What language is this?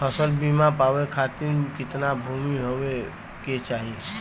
Bhojpuri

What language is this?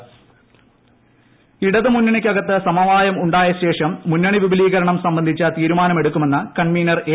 Malayalam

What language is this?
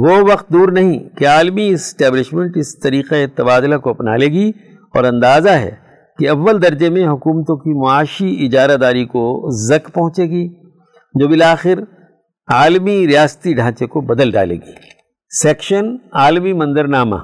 Urdu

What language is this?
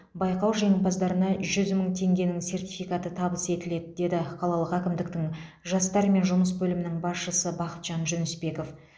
Kazakh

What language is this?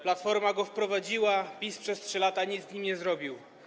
Polish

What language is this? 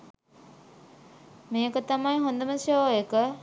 Sinhala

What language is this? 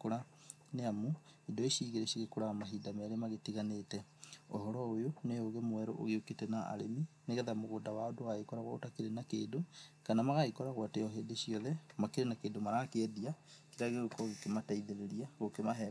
Kikuyu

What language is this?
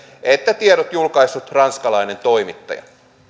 Finnish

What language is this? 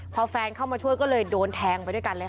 Thai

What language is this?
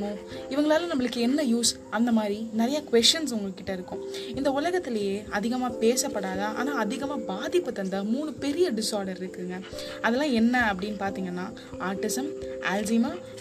Tamil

